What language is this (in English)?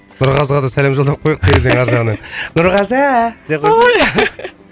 Kazakh